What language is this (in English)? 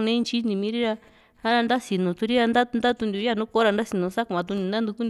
Juxtlahuaca Mixtec